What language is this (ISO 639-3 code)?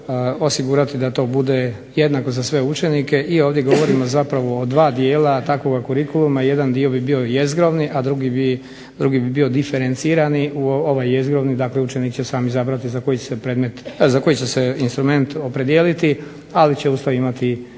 hrv